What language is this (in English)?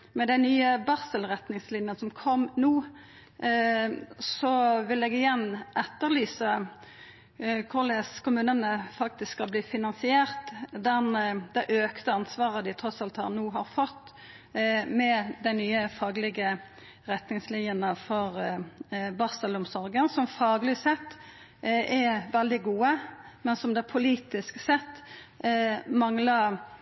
Norwegian Nynorsk